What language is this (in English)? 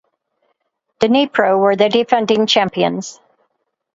English